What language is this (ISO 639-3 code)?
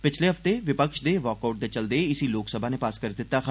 doi